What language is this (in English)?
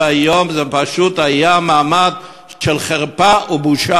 Hebrew